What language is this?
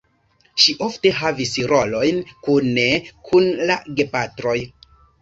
Esperanto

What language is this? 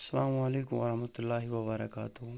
Kashmiri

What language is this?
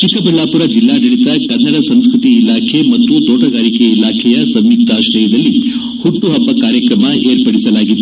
Kannada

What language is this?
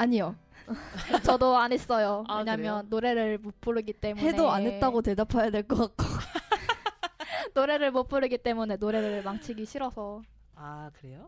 Korean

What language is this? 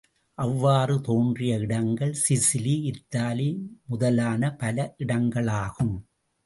Tamil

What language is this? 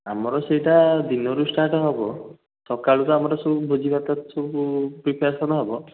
Odia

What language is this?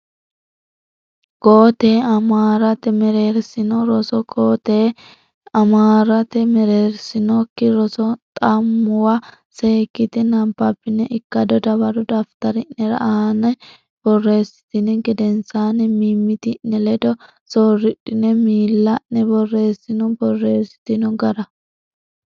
Sidamo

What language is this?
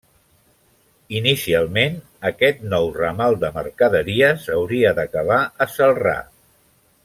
Catalan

